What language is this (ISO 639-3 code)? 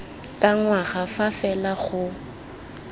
tsn